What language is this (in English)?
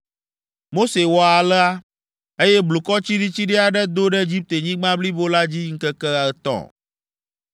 Ewe